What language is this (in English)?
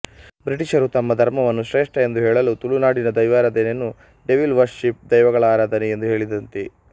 Kannada